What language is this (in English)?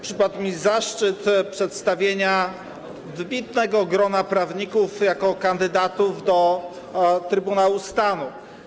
Polish